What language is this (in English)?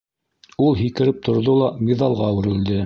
Bashkir